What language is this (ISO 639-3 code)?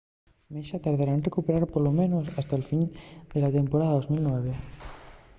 ast